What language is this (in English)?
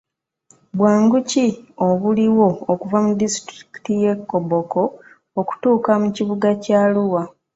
Ganda